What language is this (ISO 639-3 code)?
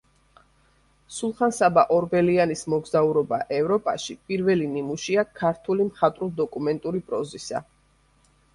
kat